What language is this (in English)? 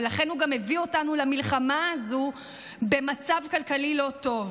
Hebrew